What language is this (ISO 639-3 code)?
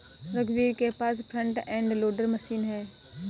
hin